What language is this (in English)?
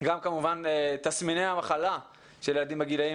Hebrew